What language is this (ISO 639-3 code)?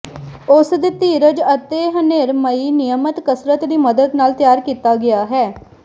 pan